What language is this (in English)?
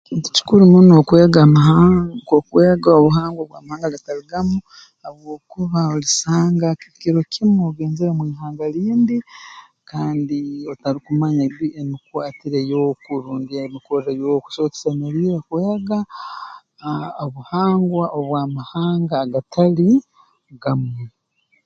Tooro